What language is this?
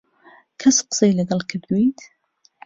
Central Kurdish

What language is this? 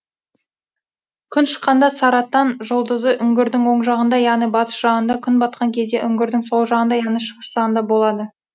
Kazakh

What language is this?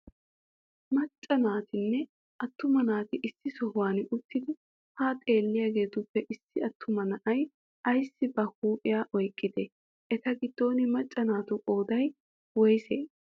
Wolaytta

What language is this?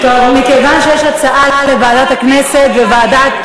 Hebrew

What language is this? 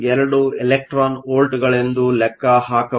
Kannada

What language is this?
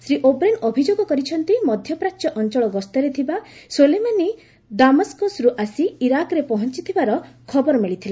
Odia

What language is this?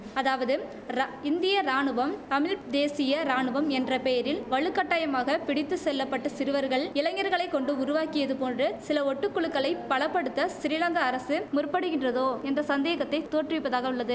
Tamil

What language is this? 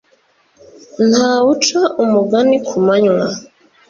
Kinyarwanda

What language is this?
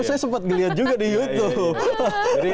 Indonesian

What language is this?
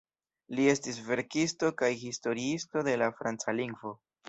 Esperanto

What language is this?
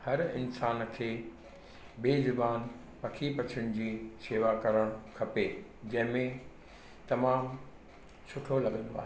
Sindhi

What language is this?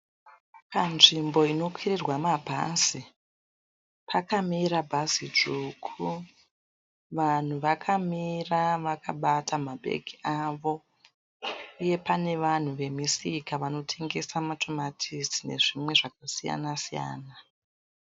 Shona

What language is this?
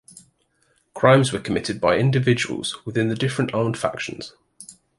English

